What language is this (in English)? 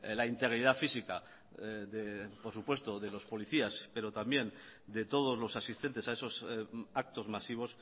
Spanish